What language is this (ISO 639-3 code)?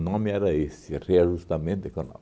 por